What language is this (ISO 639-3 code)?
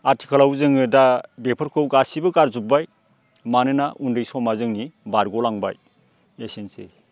brx